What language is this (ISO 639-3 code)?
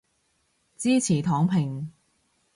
yue